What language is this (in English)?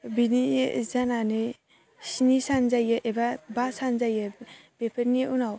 Bodo